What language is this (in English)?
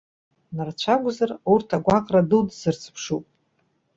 Abkhazian